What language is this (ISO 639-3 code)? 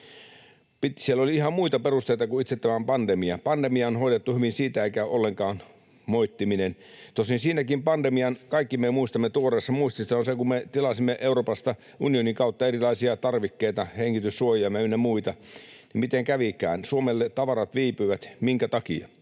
fin